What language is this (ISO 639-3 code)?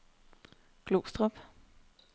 dan